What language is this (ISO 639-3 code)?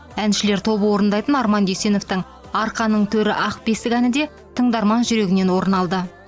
kaz